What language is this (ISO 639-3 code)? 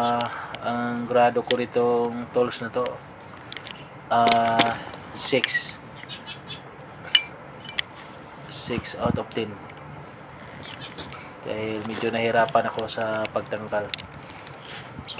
fil